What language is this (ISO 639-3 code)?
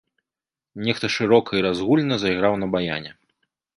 bel